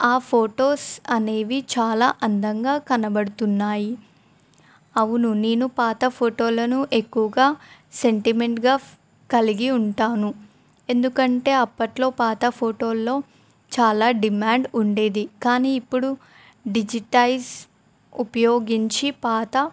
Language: Telugu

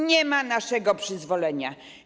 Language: Polish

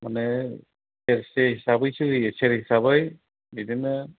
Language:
Bodo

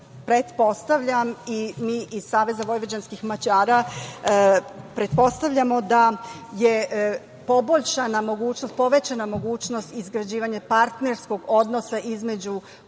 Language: Serbian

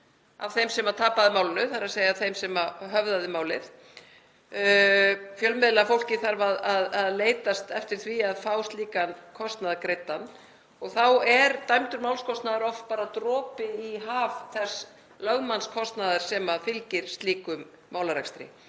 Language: Icelandic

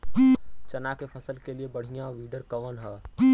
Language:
Bhojpuri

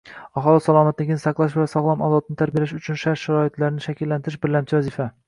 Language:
Uzbek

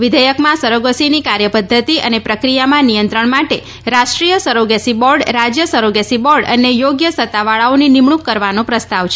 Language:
Gujarati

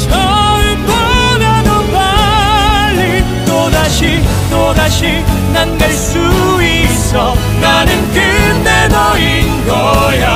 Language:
Korean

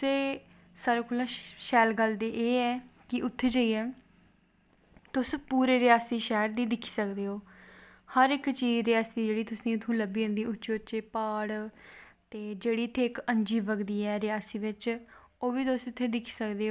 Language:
Dogri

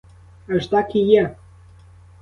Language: Ukrainian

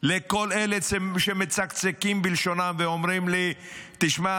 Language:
Hebrew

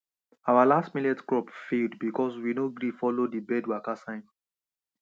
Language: Nigerian Pidgin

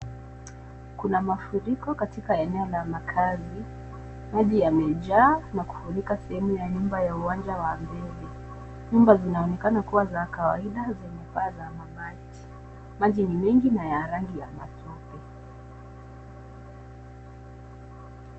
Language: Swahili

